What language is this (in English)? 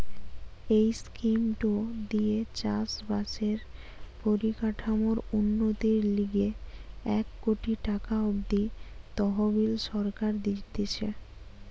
Bangla